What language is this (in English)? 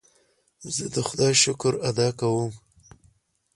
Pashto